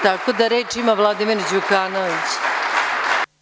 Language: Serbian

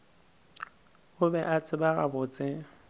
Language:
Northern Sotho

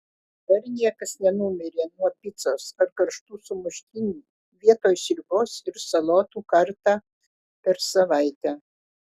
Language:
Lithuanian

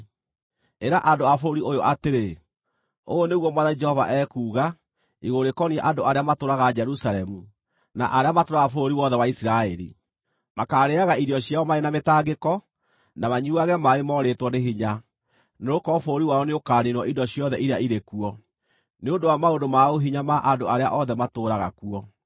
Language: Kikuyu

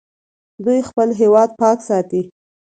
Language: Pashto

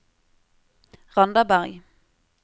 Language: Norwegian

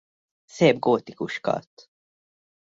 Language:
Hungarian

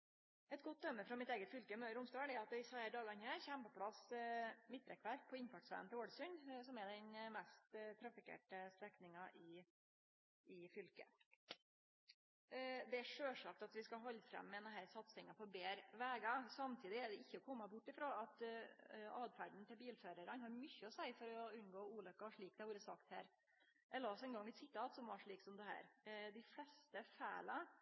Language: Norwegian Nynorsk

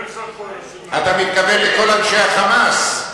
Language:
Hebrew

